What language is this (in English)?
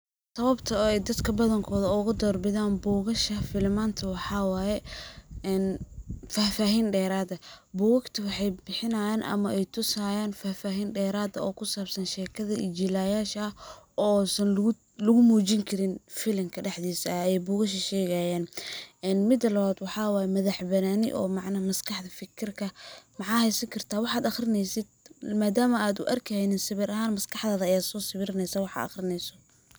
Somali